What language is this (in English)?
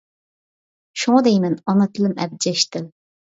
Uyghur